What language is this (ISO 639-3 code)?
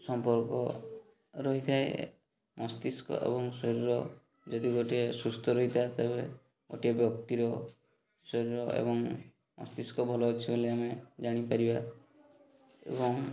ori